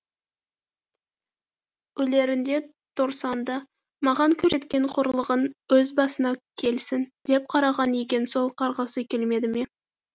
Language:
Kazakh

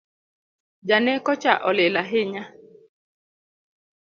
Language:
Luo (Kenya and Tanzania)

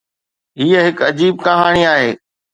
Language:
Sindhi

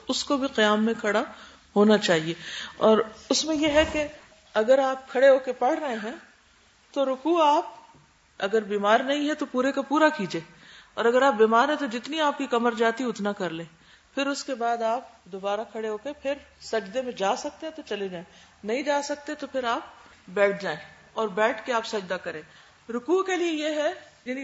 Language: Urdu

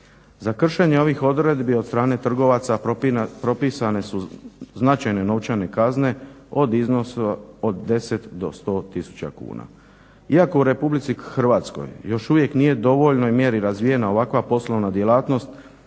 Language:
Croatian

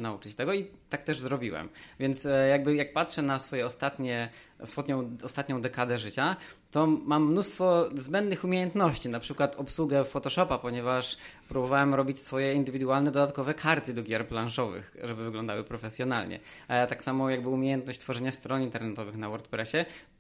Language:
Polish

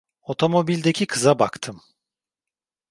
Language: Turkish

